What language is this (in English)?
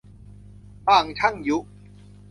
Thai